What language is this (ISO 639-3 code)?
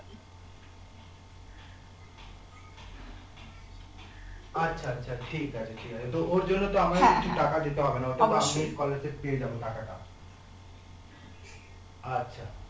ben